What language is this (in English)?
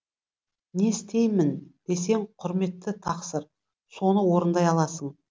Kazakh